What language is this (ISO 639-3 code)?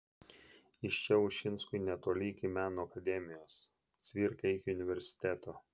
lit